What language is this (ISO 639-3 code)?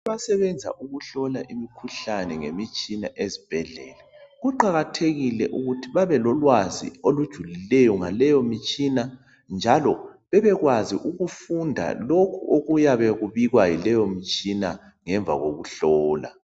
nde